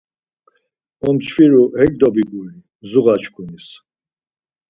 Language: Laz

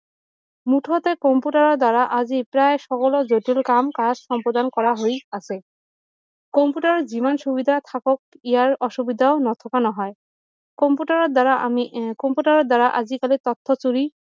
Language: Assamese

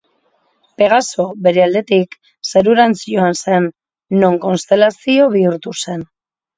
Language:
Basque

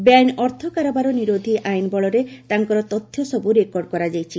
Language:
Odia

